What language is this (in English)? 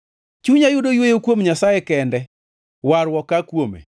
Luo (Kenya and Tanzania)